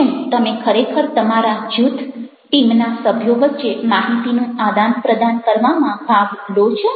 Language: Gujarati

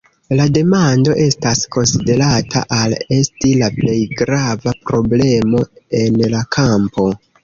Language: Esperanto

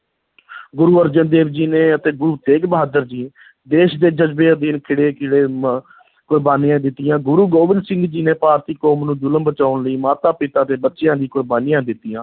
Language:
Punjabi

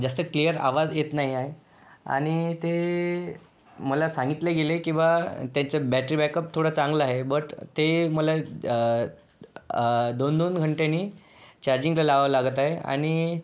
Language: Marathi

